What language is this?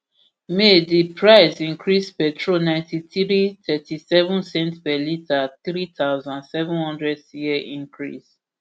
Nigerian Pidgin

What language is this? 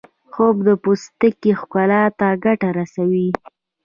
Pashto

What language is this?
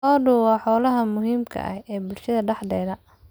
Somali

